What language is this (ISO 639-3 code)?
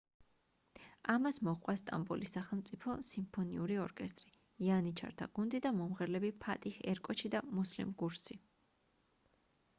kat